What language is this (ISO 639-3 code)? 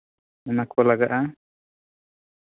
sat